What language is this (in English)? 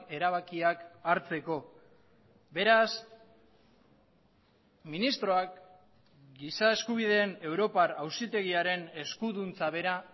Basque